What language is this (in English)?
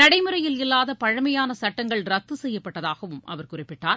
Tamil